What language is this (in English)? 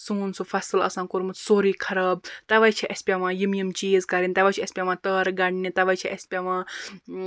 Kashmiri